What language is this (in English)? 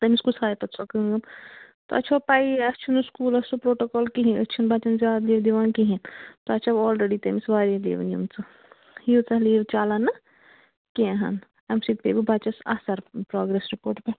Kashmiri